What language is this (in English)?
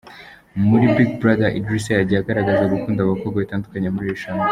Kinyarwanda